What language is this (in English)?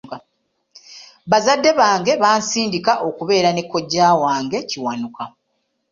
Ganda